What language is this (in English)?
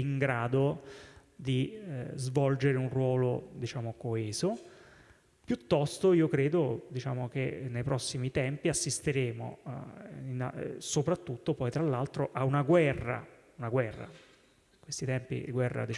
Italian